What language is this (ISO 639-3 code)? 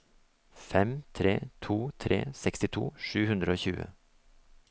nor